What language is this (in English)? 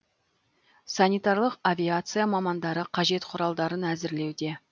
Kazakh